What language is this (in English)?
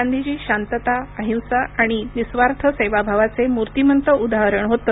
Marathi